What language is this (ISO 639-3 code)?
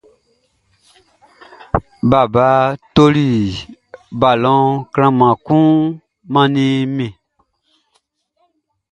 bci